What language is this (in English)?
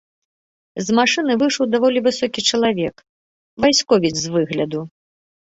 Belarusian